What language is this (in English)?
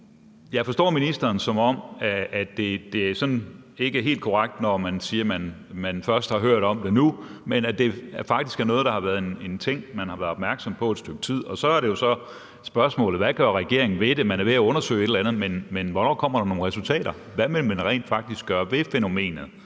Danish